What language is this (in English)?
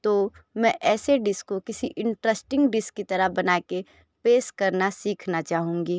Hindi